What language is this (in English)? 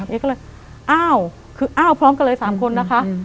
Thai